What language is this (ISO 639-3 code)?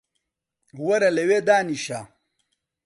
ckb